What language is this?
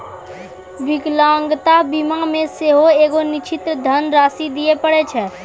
Maithili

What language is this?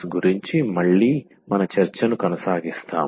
Telugu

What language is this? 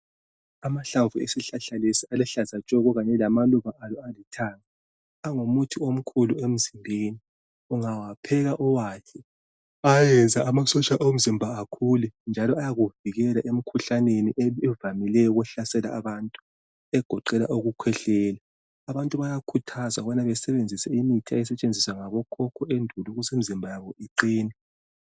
North Ndebele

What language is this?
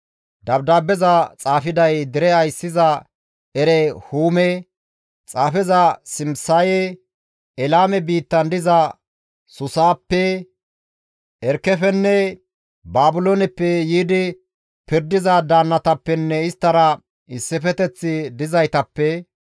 Gamo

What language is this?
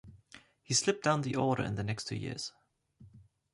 English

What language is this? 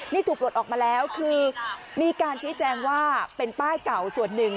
Thai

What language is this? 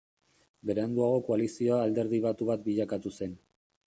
Basque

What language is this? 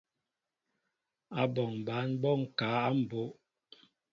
Mbo (Cameroon)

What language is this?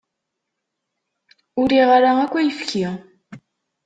Kabyle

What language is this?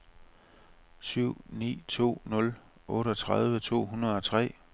Danish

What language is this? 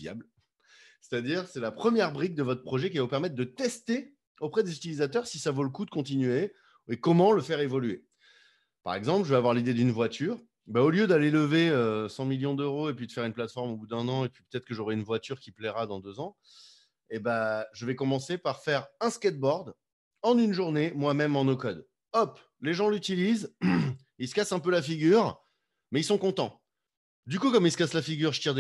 French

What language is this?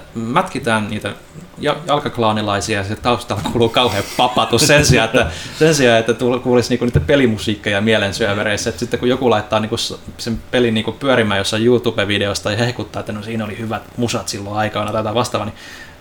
Finnish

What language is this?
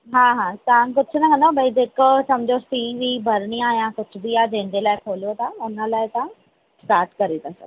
Sindhi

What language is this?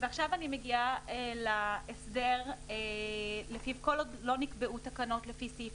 Hebrew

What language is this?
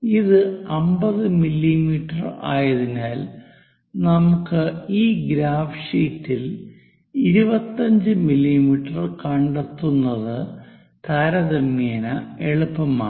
Malayalam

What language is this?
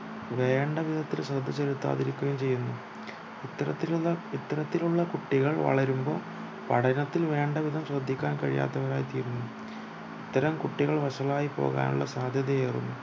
Malayalam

